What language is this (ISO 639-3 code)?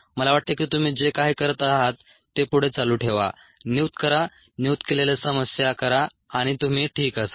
mar